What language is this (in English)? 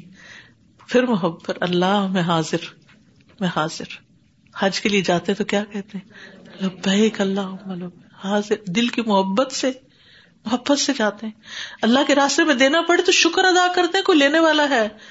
Urdu